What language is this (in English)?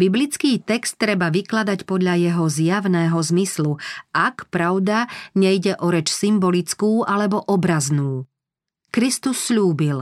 Slovak